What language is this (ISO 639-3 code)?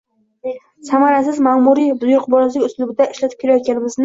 uzb